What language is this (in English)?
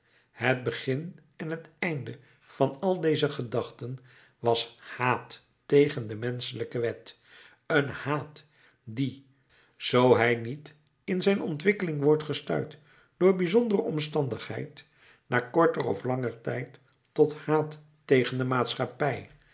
Dutch